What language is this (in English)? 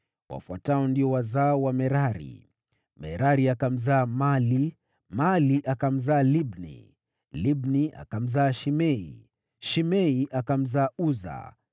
Swahili